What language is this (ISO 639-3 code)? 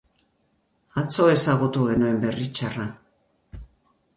eus